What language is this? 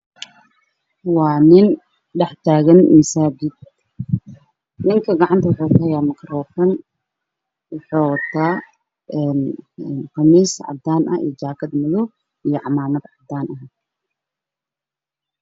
Somali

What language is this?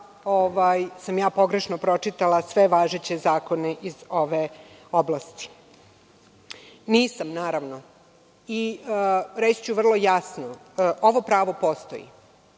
Serbian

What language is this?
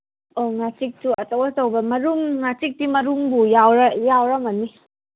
Manipuri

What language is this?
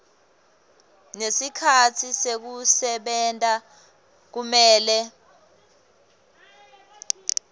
Swati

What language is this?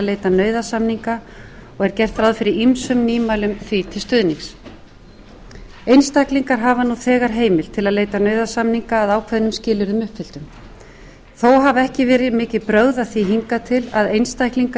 Icelandic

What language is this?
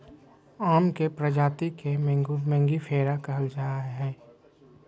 Magahi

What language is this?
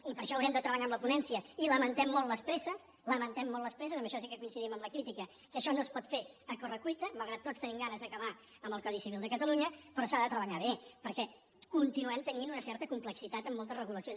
Catalan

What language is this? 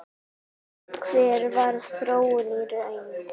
Icelandic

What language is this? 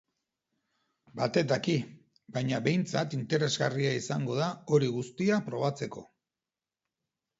Basque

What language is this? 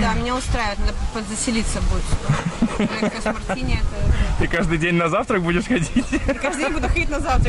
Russian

